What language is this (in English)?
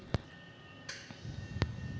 Chhattisgarhi